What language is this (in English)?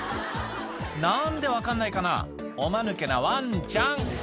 Japanese